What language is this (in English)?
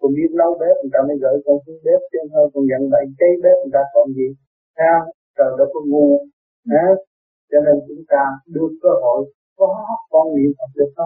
Vietnamese